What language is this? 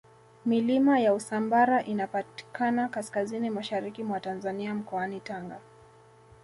Swahili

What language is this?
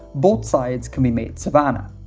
English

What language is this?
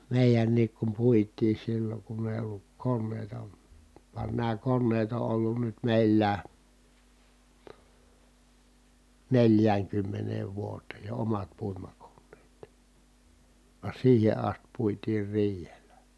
Finnish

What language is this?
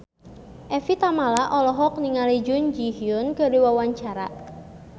Sundanese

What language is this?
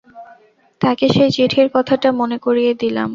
Bangla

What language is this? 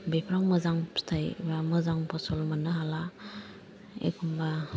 Bodo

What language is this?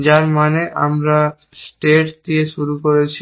Bangla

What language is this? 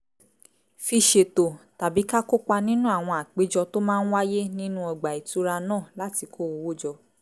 Yoruba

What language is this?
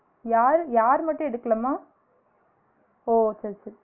Tamil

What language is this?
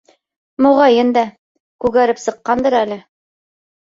Bashkir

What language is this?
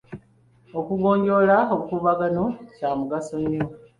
Ganda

